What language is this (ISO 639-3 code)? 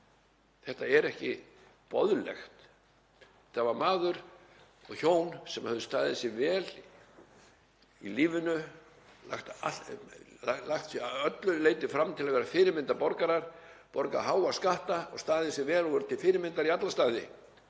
isl